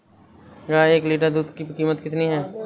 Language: Hindi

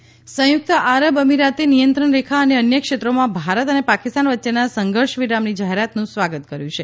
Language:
Gujarati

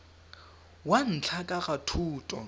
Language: Tswana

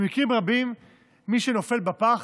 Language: Hebrew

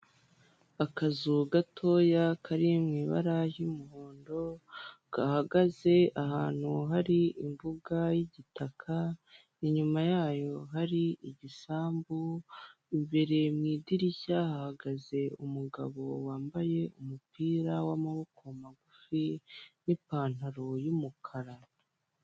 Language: Kinyarwanda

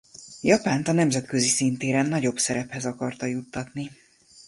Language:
Hungarian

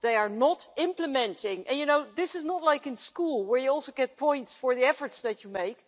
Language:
English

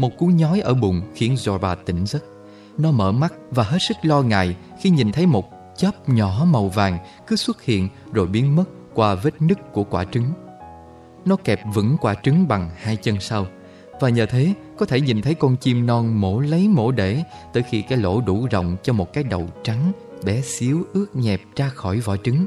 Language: Vietnamese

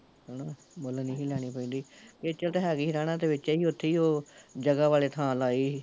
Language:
Punjabi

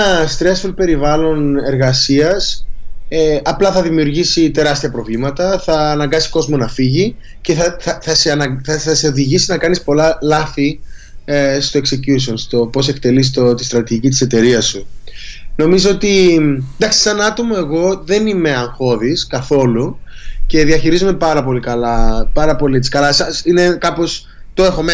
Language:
Greek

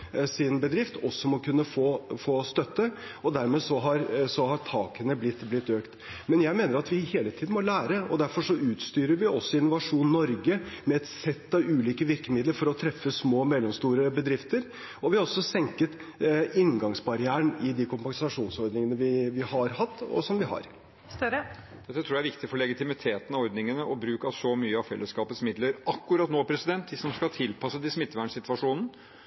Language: Norwegian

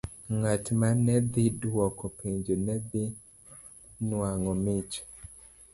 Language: Luo (Kenya and Tanzania)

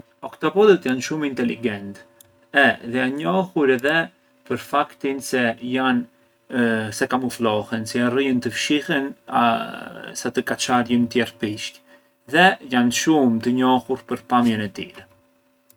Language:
Arbëreshë Albanian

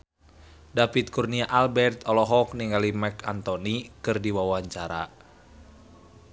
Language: Sundanese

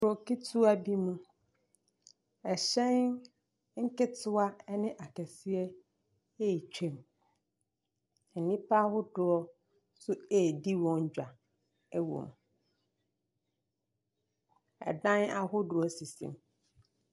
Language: Akan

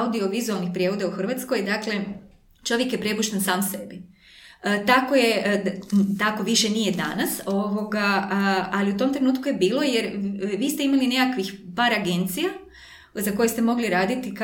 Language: Croatian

